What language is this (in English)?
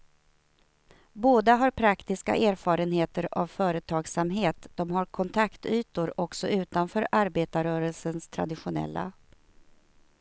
Swedish